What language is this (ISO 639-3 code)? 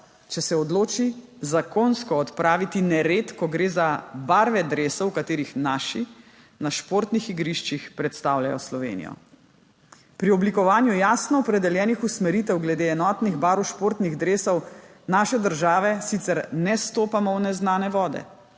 slv